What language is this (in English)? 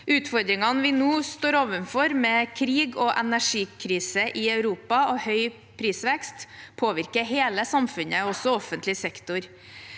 Norwegian